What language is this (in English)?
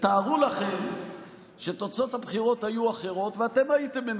Hebrew